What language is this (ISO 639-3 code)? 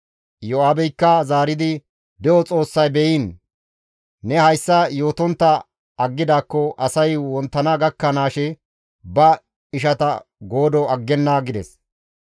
gmv